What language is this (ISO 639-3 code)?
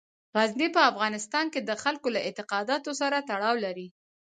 pus